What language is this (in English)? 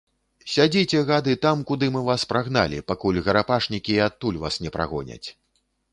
Belarusian